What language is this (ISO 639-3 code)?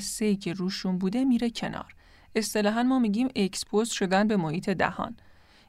fas